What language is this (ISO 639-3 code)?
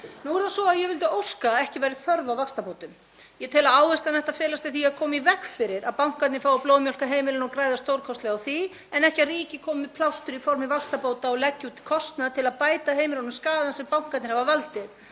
isl